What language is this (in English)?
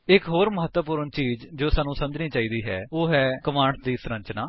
Punjabi